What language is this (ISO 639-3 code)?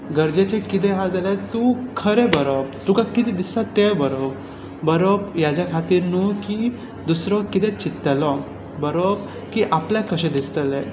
kok